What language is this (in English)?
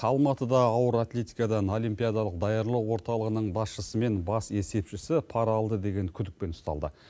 Kazakh